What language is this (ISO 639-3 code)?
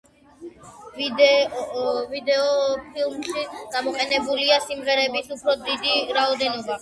kat